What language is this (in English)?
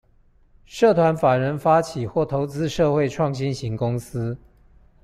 Chinese